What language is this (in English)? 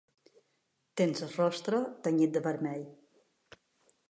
Catalan